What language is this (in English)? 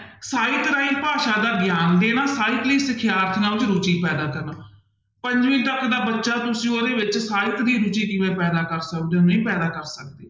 Punjabi